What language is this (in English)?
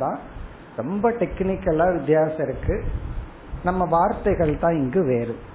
Tamil